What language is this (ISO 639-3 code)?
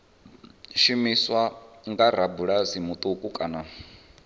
ven